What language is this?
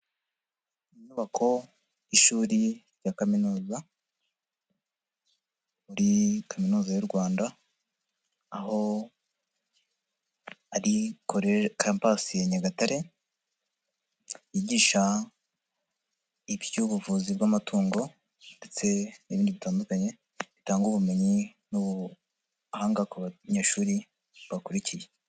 Kinyarwanda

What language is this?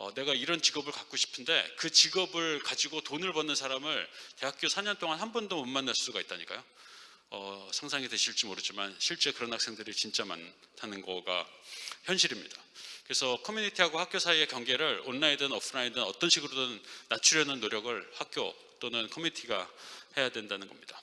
Korean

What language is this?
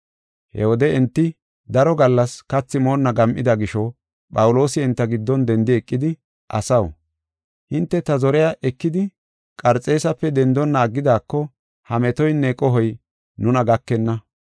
Gofa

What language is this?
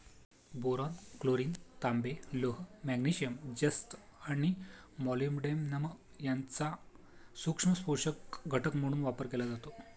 Marathi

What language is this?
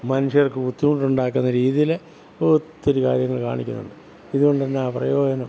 Malayalam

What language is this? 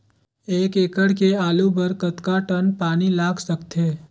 Chhattisgarhi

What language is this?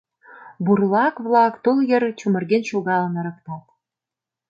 Mari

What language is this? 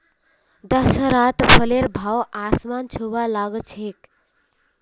Magahi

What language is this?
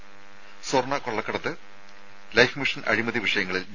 Malayalam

